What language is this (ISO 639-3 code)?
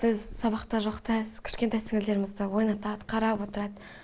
kaz